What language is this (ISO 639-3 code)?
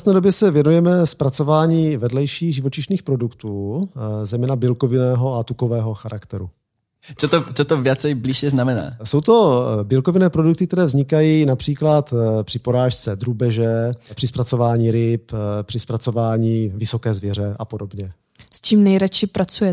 ces